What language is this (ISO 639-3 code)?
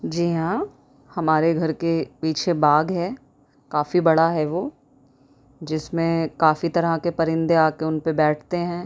urd